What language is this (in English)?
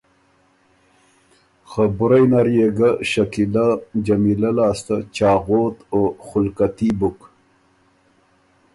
Ormuri